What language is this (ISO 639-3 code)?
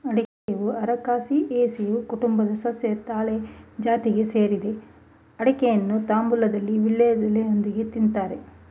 kan